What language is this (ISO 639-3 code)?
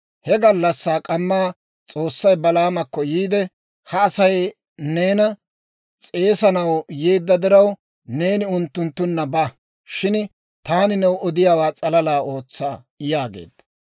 dwr